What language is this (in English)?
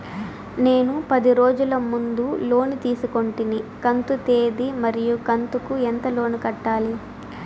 Telugu